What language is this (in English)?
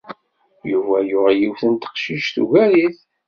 Kabyle